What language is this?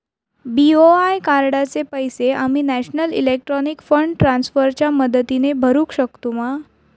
Marathi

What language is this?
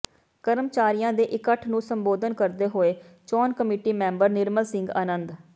Punjabi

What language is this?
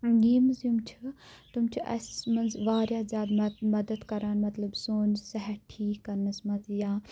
Kashmiri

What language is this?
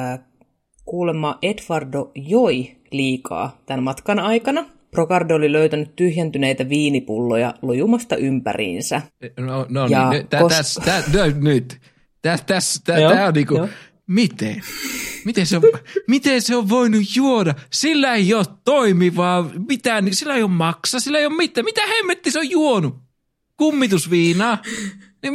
Finnish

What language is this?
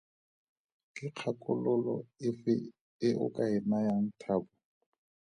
Tswana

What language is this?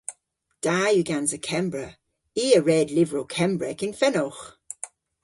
Cornish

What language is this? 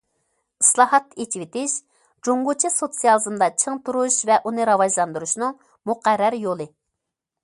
Uyghur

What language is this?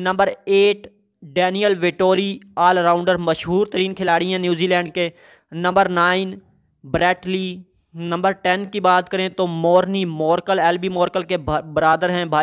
Hindi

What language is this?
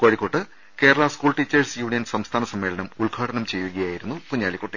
Malayalam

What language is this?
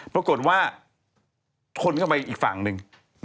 Thai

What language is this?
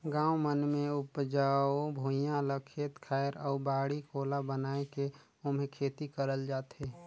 Chhattisgarhi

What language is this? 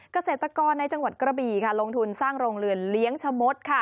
Thai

